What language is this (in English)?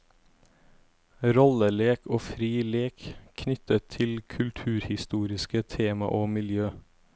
Norwegian